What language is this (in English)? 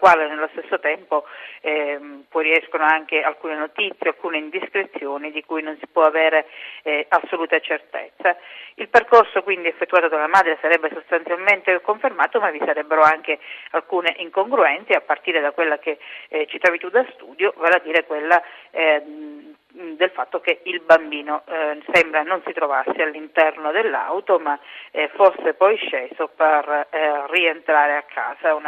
Italian